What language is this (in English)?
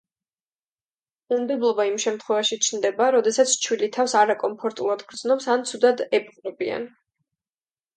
Georgian